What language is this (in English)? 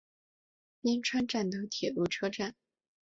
Chinese